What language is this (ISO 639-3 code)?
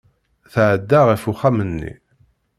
kab